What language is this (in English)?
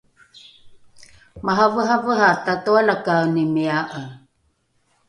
Rukai